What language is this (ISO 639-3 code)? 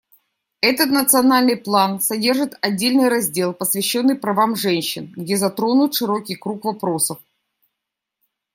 rus